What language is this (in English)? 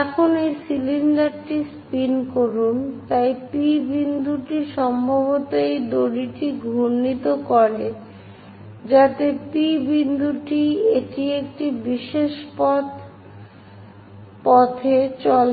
Bangla